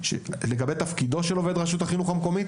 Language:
Hebrew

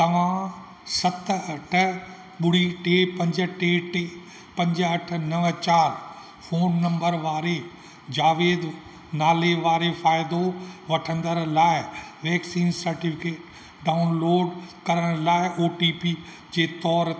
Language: Sindhi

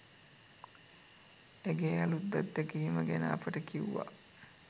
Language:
Sinhala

